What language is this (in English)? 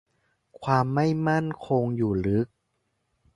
Thai